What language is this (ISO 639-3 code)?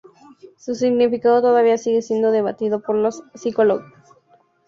spa